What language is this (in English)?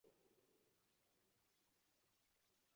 Uzbek